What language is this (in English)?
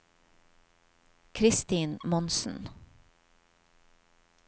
Norwegian